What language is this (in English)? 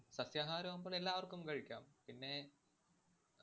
Malayalam